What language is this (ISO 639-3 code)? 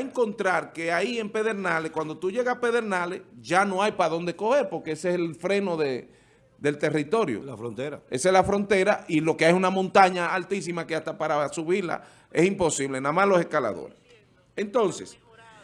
spa